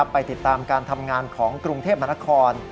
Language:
Thai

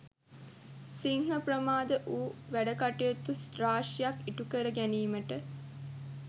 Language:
Sinhala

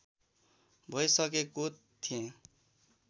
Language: Nepali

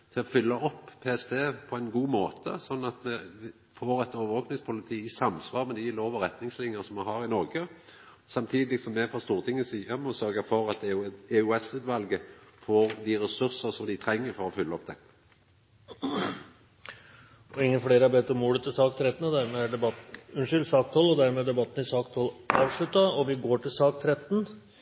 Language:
Norwegian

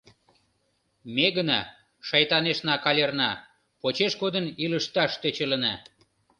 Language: Mari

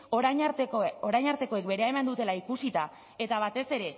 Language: Basque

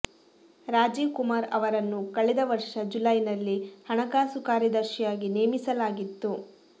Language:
Kannada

